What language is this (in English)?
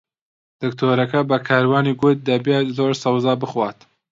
Central Kurdish